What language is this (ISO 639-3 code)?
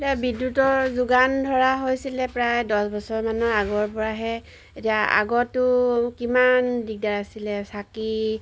asm